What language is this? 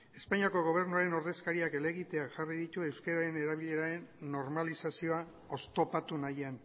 Basque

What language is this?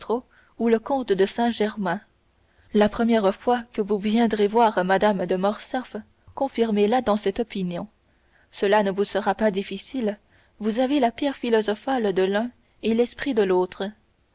French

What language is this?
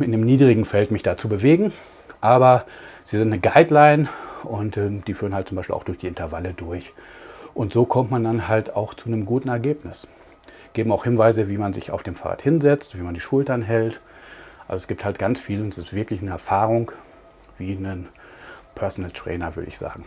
German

